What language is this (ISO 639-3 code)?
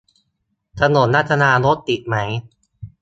tha